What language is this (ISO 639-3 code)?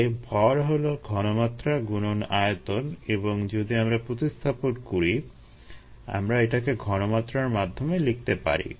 ben